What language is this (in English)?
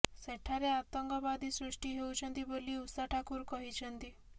Odia